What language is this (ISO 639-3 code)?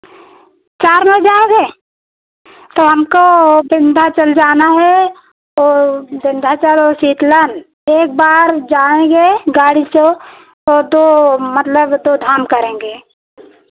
hin